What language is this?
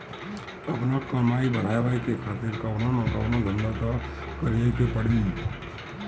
Bhojpuri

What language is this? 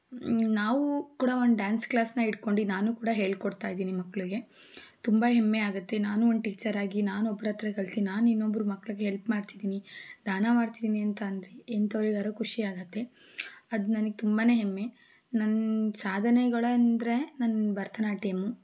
Kannada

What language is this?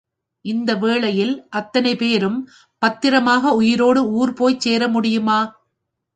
Tamil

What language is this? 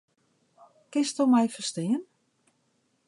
Western Frisian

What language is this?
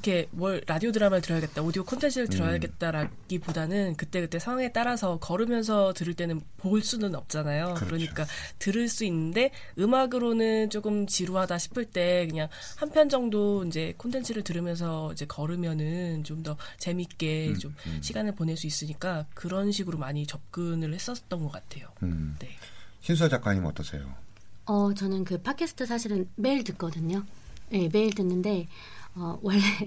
Korean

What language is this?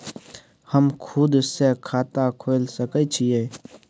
Maithili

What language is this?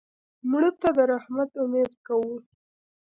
Pashto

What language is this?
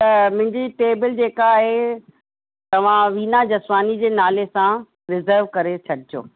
Sindhi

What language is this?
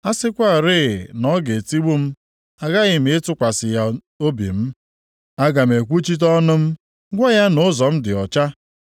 Igbo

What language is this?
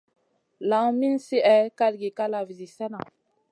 Masana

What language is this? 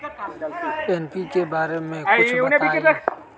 Magahi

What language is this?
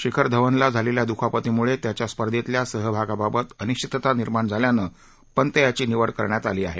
Marathi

